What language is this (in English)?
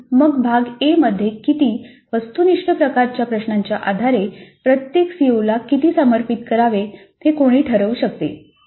Marathi